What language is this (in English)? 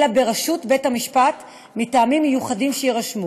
Hebrew